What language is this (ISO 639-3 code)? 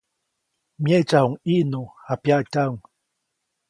zoc